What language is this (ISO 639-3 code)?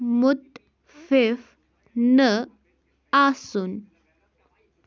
kas